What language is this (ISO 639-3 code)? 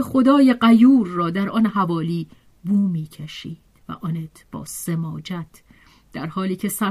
fas